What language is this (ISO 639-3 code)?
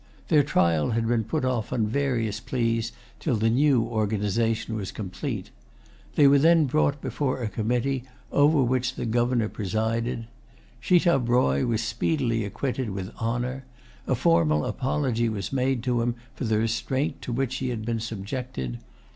eng